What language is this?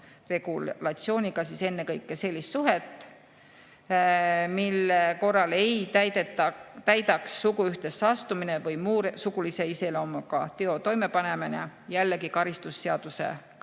Estonian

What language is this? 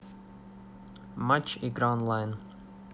Russian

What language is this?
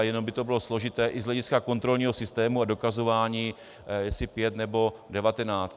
Czech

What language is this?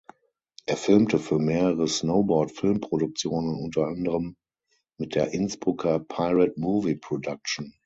German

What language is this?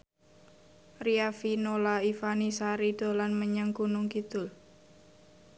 Javanese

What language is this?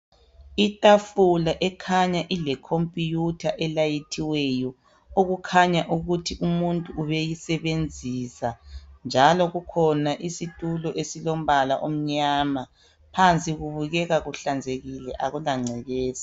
North Ndebele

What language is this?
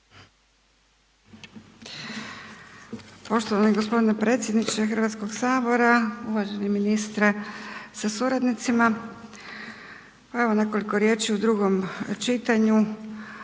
Croatian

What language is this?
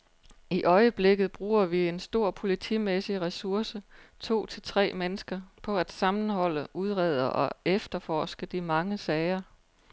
Danish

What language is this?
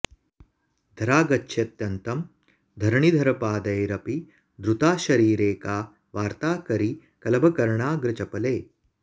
Sanskrit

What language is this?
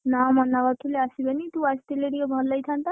Odia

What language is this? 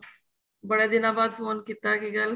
Punjabi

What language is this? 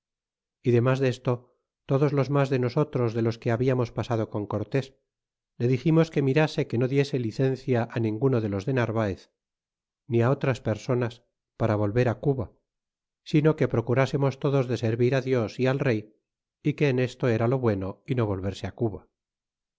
Spanish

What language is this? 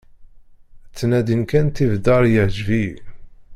Kabyle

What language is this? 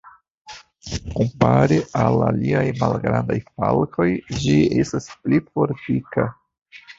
Esperanto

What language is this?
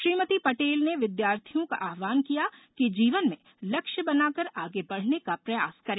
Hindi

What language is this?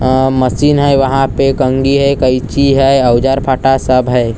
Hindi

